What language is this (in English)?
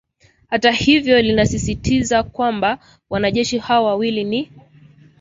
Swahili